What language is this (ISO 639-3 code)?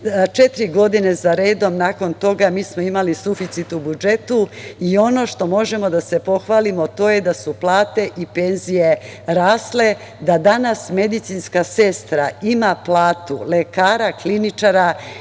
srp